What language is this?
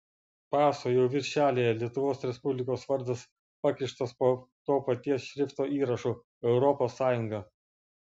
Lithuanian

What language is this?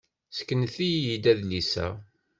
Kabyle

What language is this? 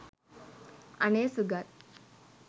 Sinhala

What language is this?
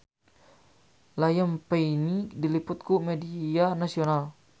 Sundanese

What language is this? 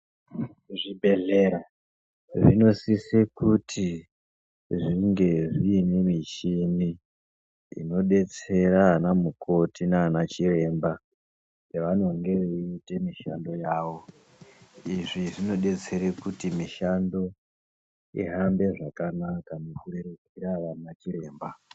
Ndau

